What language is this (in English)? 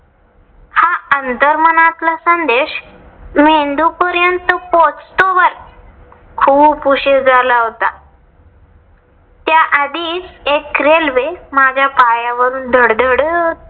Marathi